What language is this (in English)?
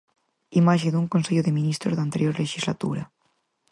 Galician